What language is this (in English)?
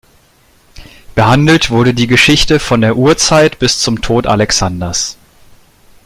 German